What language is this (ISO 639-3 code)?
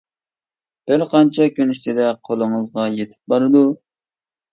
uig